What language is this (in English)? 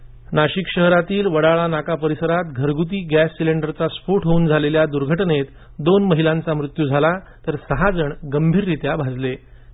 Marathi